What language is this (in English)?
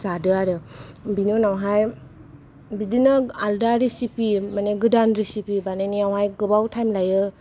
Bodo